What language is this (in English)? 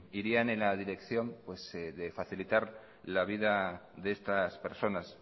Spanish